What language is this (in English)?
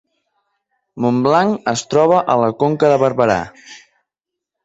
Catalan